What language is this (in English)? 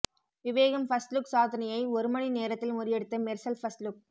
Tamil